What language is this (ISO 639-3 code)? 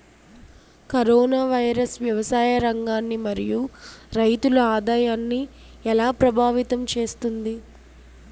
tel